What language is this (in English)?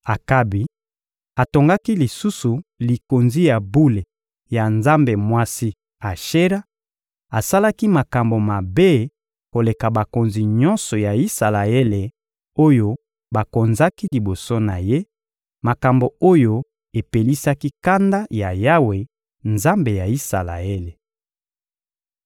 Lingala